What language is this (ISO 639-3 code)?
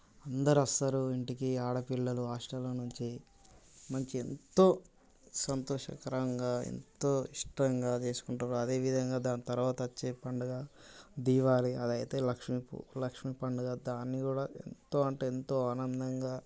tel